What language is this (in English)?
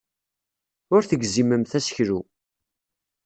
Kabyle